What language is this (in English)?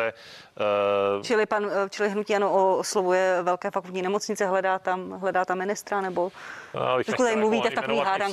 Czech